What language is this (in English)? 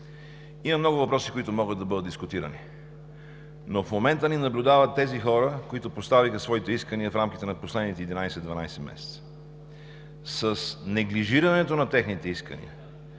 Bulgarian